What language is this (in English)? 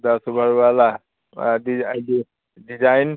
Hindi